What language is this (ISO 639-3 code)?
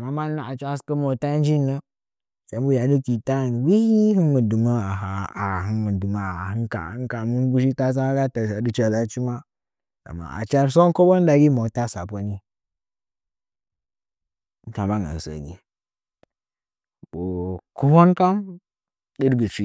nja